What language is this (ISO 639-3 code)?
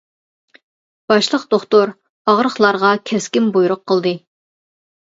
uig